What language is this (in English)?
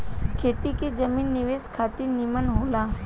Bhojpuri